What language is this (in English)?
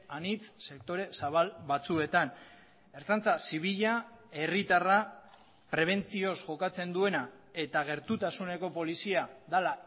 Basque